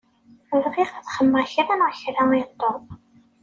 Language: Kabyle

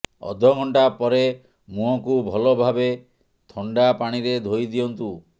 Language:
Odia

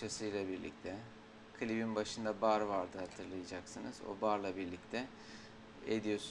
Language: Turkish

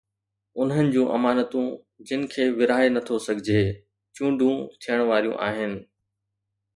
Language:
Sindhi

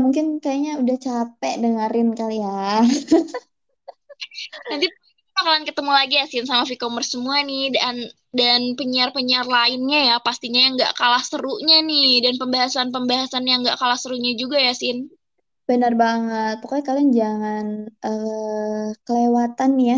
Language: Indonesian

